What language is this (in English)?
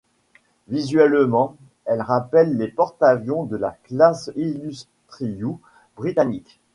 French